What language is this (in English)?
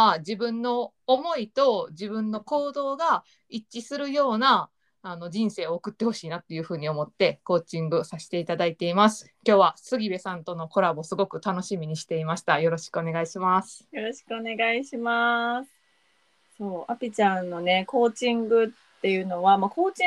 Japanese